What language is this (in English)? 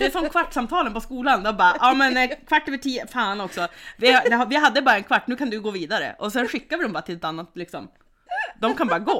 Swedish